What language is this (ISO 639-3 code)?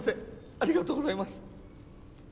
jpn